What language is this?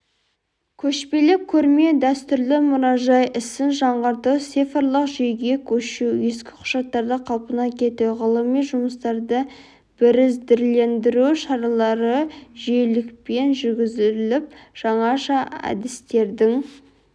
Kazakh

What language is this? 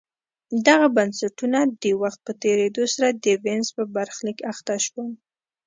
Pashto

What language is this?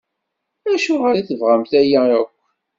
Kabyle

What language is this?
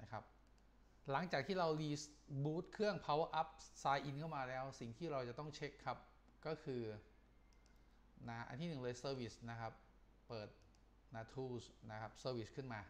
Thai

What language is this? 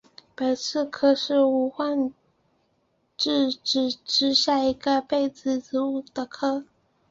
Chinese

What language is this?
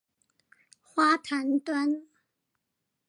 Chinese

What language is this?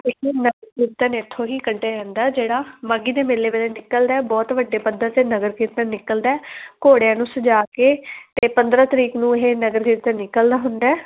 Punjabi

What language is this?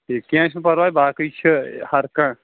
Kashmiri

